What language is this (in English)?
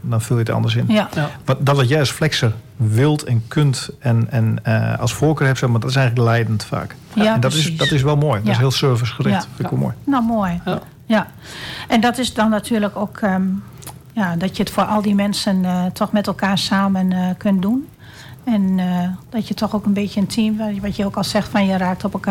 Dutch